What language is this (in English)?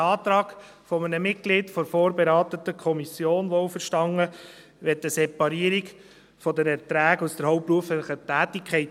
Swiss German